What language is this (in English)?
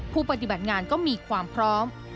Thai